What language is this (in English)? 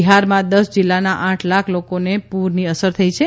Gujarati